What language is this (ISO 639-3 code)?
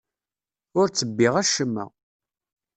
kab